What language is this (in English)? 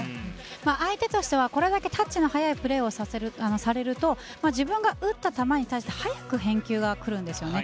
Japanese